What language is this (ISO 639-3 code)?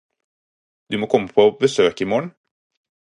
nob